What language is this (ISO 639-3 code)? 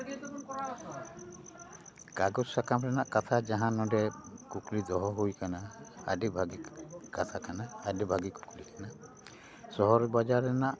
sat